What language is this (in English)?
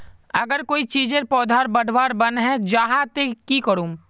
Magahi